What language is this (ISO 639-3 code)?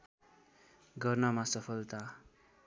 nep